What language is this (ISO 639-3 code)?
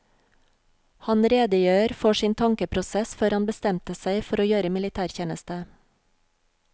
nor